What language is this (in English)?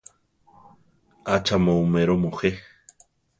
Central Tarahumara